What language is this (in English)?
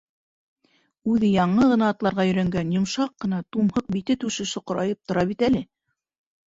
Bashkir